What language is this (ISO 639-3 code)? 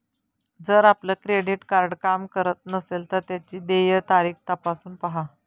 mar